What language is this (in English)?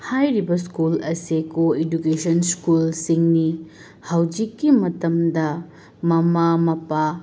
Manipuri